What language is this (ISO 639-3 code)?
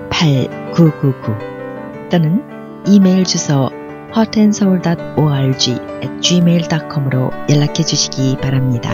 kor